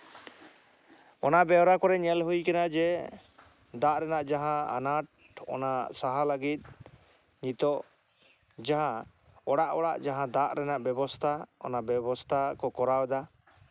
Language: Santali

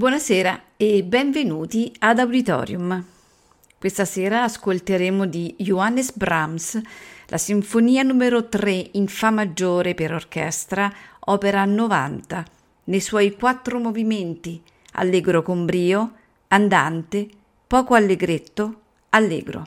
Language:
Italian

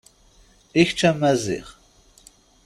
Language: Kabyle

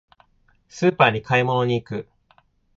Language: Japanese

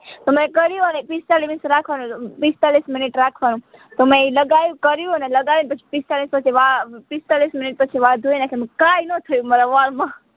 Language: Gujarati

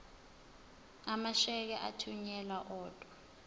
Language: Zulu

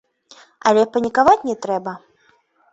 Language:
Belarusian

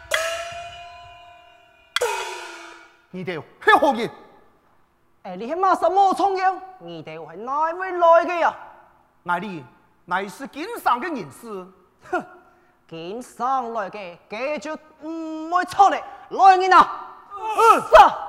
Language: Chinese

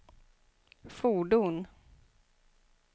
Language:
Swedish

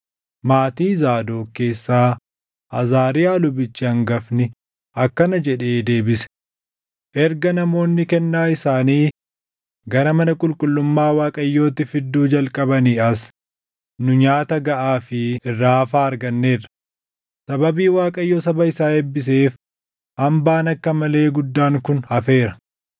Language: Oromo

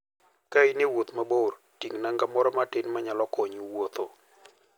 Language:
Luo (Kenya and Tanzania)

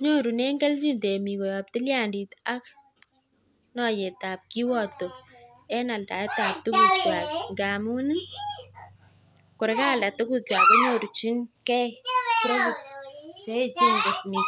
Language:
Kalenjin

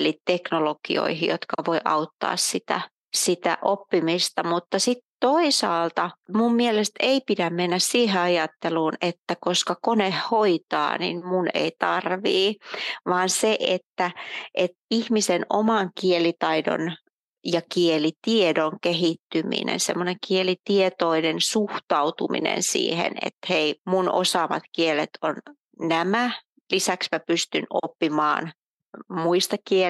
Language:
Finnish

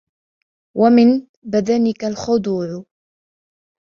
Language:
Arabic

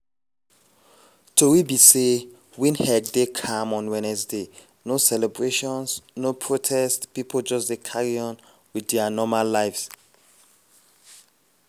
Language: Nigerian Pidgin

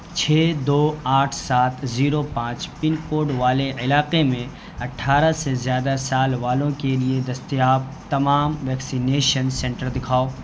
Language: Urdu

